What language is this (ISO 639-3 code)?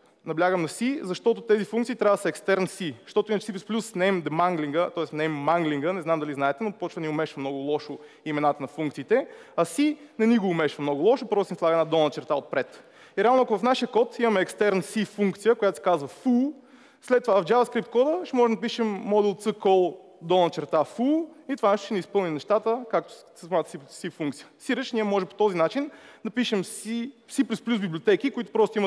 bul